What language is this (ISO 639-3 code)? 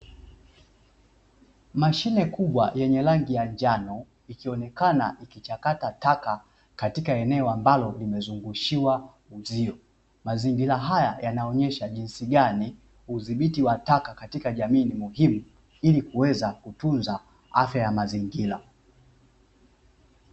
swa